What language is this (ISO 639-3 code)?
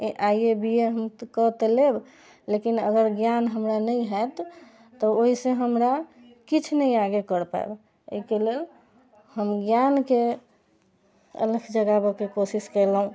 mai